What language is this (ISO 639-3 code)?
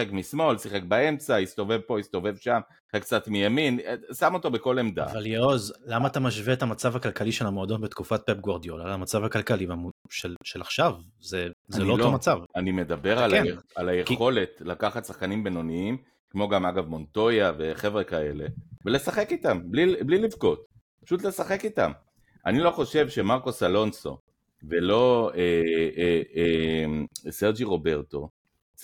heb